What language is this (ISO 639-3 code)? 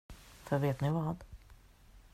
swe